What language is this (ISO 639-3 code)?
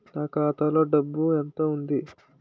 tel